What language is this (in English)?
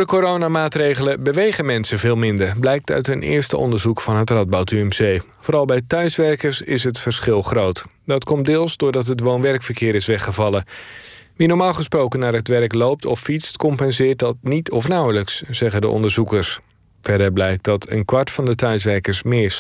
Dutch